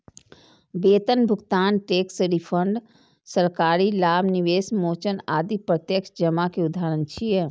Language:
Maithili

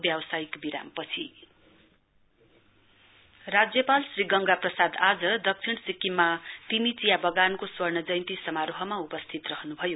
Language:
Nepali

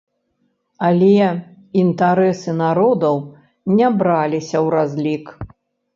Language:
Belarusian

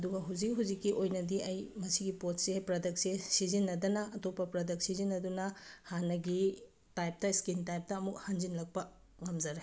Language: Manipuri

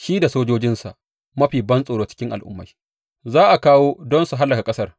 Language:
Hausa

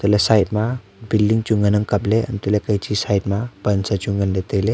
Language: Wancho Naga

